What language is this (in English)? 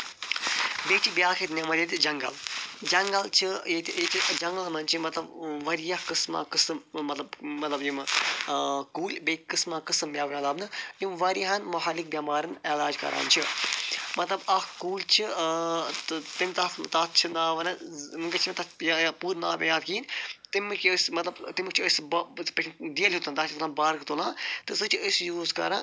Kashmiri